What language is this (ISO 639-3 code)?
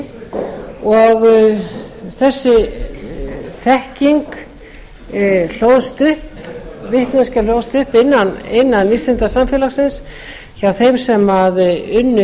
isl